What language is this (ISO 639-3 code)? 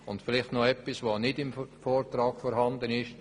gsw